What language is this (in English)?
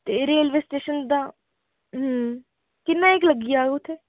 Dogri